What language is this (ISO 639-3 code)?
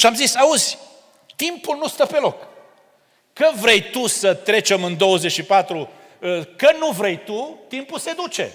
ron